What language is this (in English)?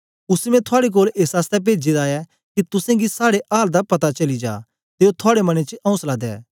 Dogri